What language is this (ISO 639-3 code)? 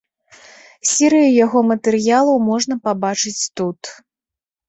bel